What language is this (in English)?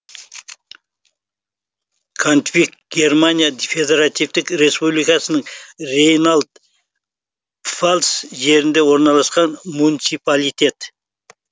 Kazakh